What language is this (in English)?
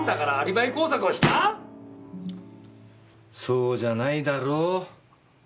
Japanese